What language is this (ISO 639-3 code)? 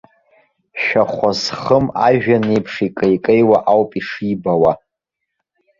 abk